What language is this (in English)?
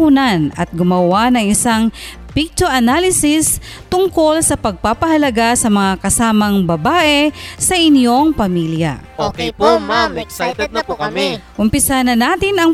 Filipino